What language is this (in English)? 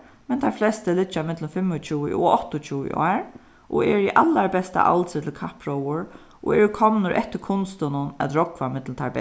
Faroese